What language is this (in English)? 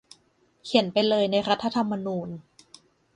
Thai